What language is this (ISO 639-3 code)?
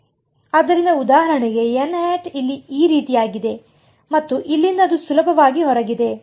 kan